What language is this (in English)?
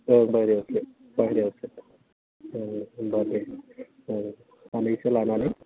Bodo